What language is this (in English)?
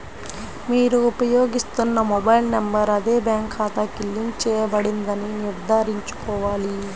Telugu